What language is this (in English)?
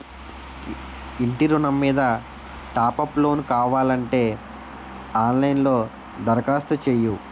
Telugu